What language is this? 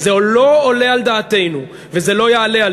Hebrew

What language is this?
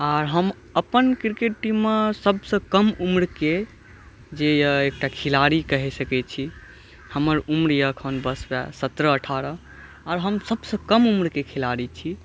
Maithili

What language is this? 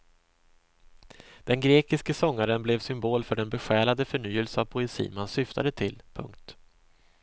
Swedish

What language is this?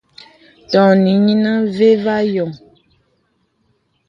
Bebele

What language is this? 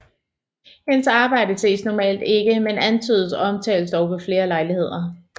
Danish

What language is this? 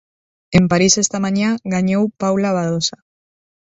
Galician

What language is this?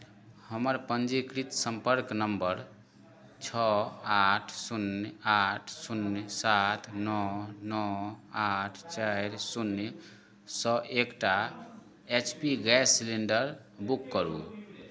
Maithili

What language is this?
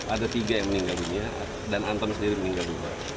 Indonesian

